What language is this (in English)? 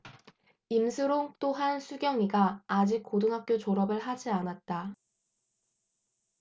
Korean